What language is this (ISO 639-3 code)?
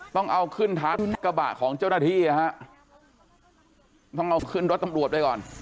tha